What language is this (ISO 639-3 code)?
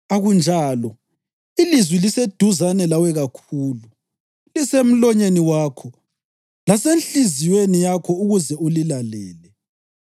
nde